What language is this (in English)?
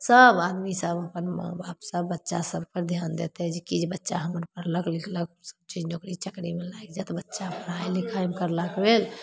Maithili